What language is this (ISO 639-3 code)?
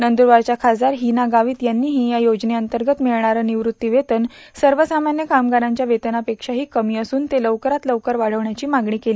mar